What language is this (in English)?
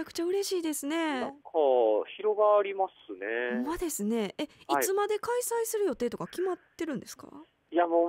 Japanese